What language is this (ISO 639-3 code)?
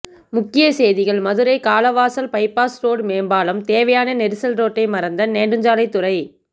tam